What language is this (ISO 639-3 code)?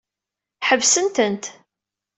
kab